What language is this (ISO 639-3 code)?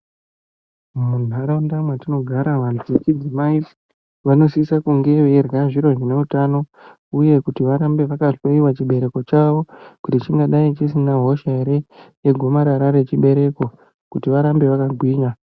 ndc